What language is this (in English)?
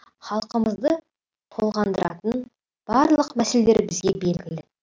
Kazakh